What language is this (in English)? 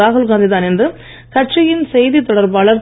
Tamil